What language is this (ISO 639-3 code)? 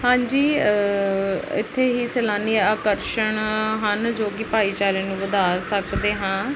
pan